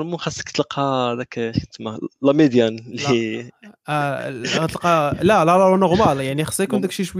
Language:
Arabic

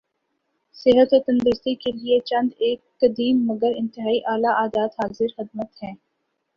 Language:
Urdu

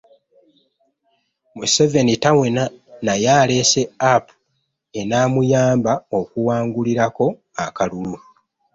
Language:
Ganda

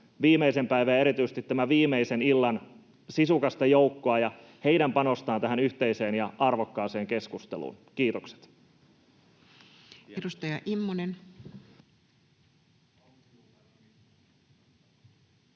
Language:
Finnish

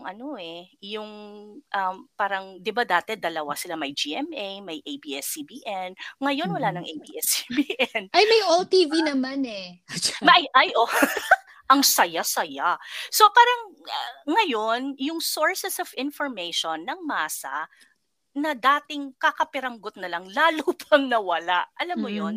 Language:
Filipino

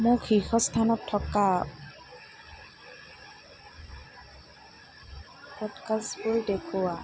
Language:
Assamese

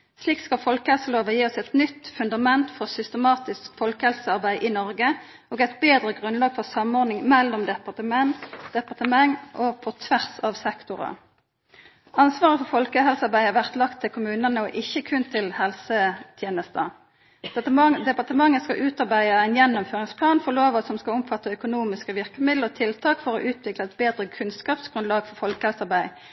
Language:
Norwegian Nynorsk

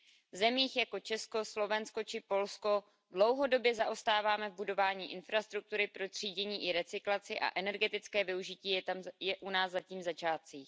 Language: Czech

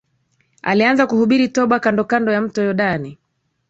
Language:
Swahili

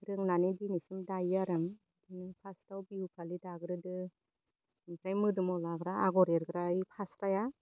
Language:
Bodo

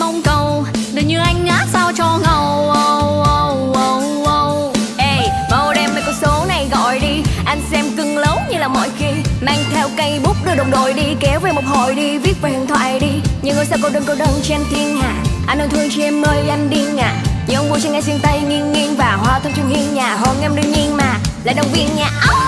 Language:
Vietnamese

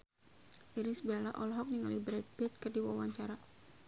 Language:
Sundanese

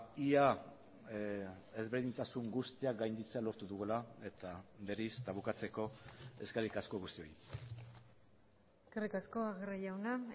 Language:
Basque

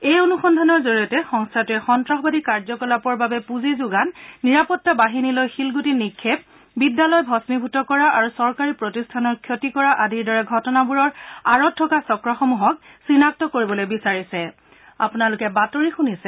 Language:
Assamese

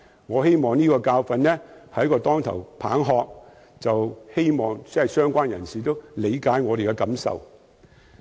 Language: Cantonese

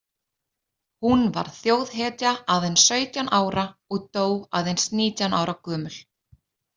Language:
Icelandic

